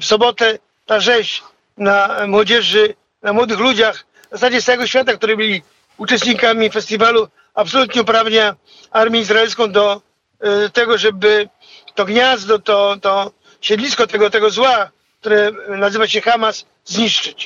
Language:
Polish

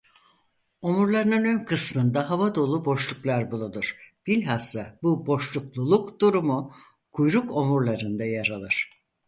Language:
Turkish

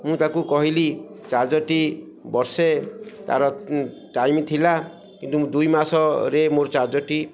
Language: Odia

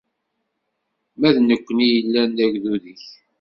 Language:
Kabyle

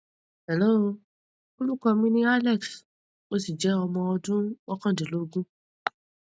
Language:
Yoruba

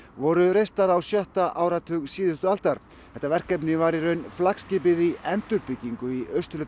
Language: Icelandic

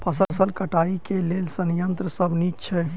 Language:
Maithili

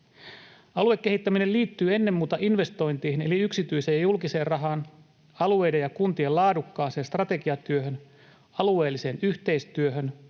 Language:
Finnish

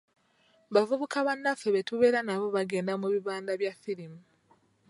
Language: Ganda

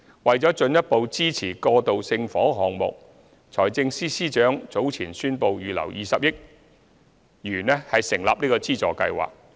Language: Cantonese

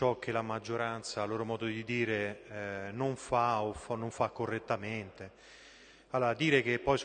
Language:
Italian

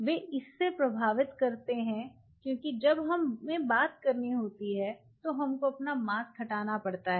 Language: Hindi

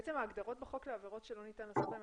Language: Hebrew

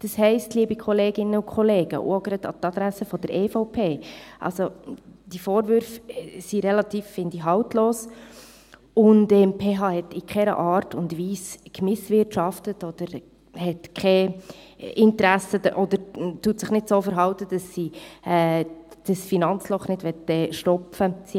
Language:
Swiss German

